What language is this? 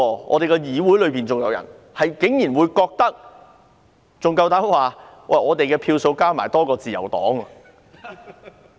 Cantonese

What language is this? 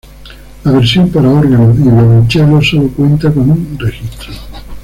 Spanish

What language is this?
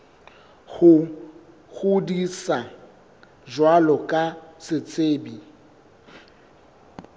Southern Sotho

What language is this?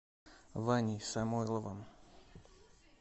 Russian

